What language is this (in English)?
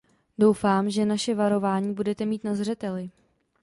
Czech